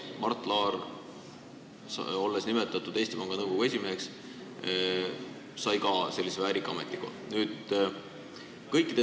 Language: Estonian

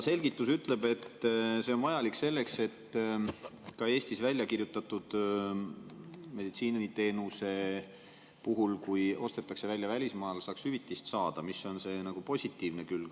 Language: Estonian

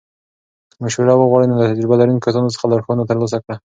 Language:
Pashto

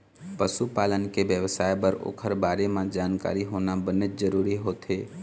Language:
Chhattisgarhi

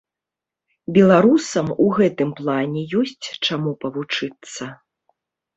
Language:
Belarusian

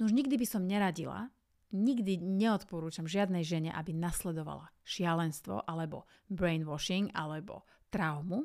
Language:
Slovak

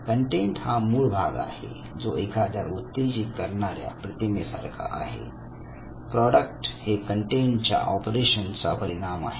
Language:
Marathi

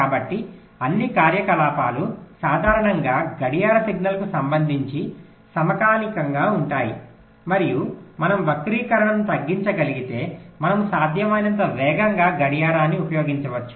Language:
Telugu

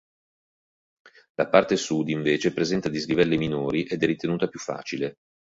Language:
Italian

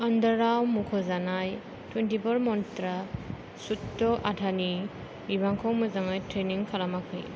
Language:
Bodo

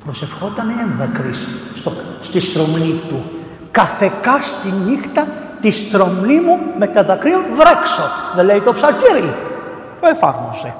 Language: Greek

